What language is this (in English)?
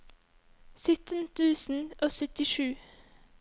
Norwegian